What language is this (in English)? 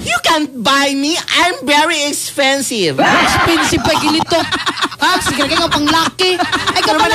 Filipino